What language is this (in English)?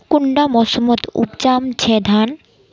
Magahi